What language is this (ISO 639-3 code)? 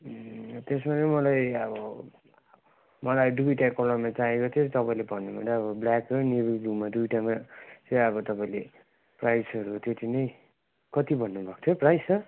nep